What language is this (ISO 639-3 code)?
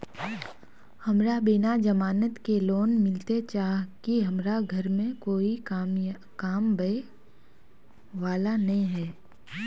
mag